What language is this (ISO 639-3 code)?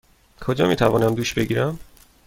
fas